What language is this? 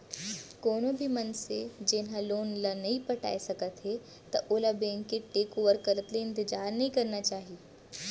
Chhattisgarhi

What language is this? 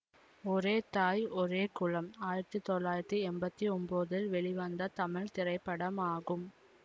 Tamil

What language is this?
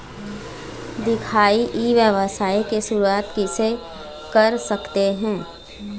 Chhattisgarhi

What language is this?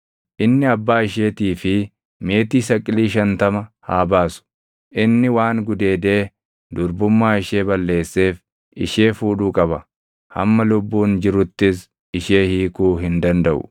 Oromo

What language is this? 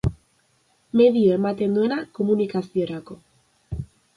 Basque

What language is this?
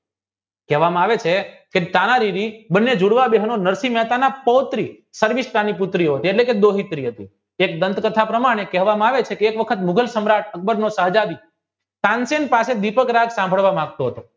Gujarati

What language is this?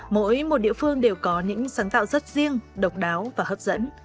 Vietnamese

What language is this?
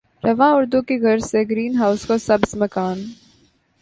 Urdu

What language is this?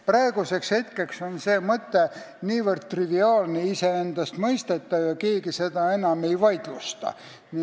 Estonian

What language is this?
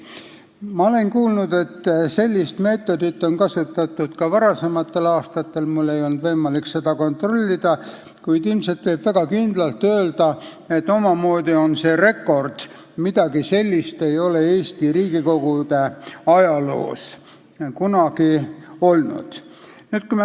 Estonian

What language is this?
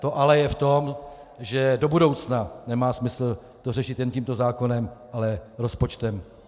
Czech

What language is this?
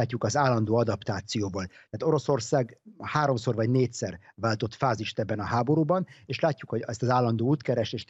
Hungarian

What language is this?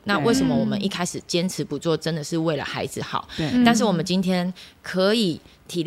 Chinese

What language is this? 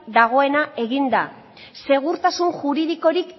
Basque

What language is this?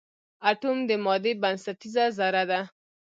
Pashto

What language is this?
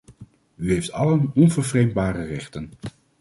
Dutch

